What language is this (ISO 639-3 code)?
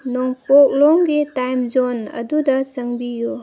mni